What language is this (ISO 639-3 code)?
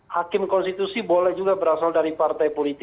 ind